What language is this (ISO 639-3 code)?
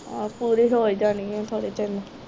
pan